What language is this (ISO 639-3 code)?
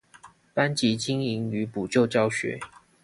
zho